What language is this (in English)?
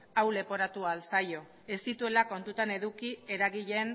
Basque